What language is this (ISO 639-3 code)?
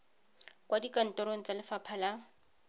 tsn